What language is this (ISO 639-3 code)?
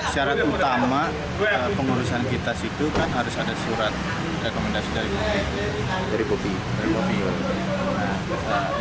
ind